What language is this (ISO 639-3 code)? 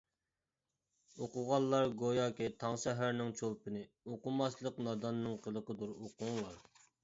uig